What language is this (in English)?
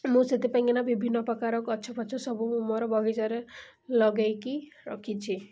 Odia